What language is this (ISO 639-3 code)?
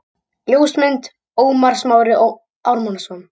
isl